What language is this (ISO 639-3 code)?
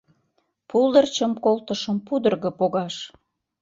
chm